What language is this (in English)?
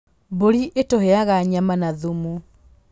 Kikuyu